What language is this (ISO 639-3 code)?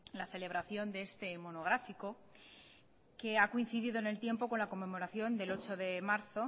spa